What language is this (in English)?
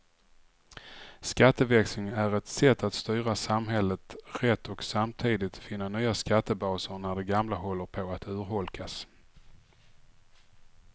Swedish